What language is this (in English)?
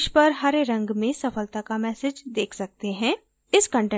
Hindi